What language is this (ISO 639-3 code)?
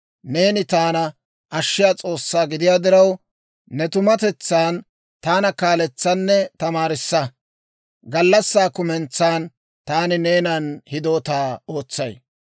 dwr